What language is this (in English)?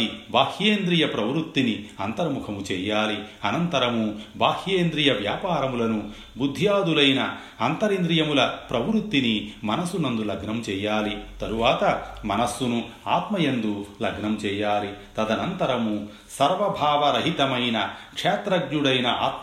Telugu